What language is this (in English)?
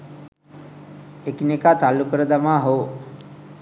Sinhala